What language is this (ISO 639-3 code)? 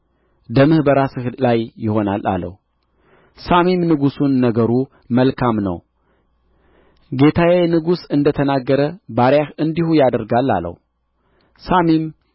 amh